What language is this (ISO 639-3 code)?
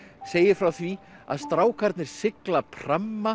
isl